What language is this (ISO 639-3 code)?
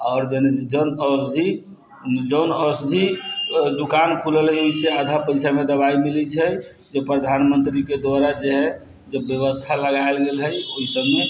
mai